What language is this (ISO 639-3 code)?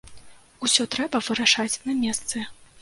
bel